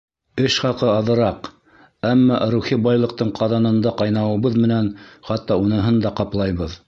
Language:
Bashkir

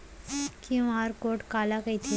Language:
Chhattisgarhi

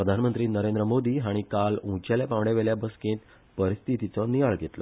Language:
Konkani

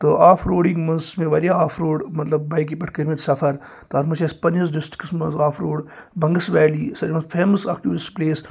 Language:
Kashmiri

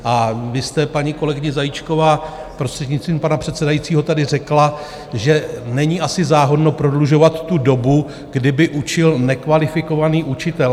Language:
Czech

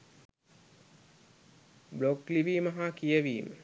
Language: Sinhala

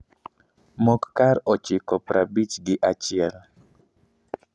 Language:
Luo (Kenya and Tanzania)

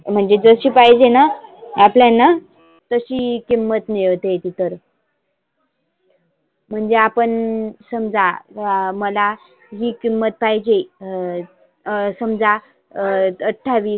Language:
Marathi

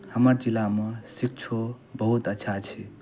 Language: Maithili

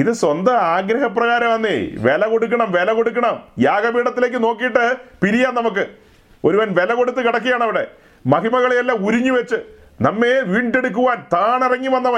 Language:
Malayalam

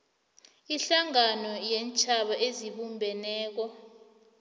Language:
South Ndebele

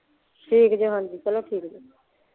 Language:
Punjabi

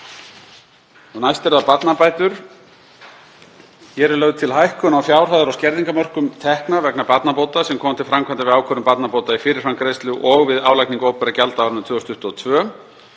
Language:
Icelandic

